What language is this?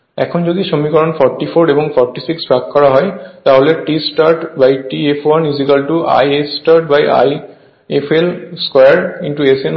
Bangla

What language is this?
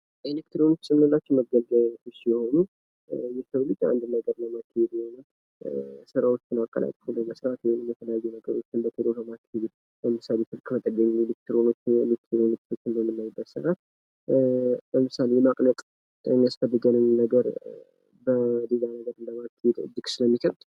Amharic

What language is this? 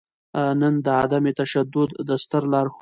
Pashto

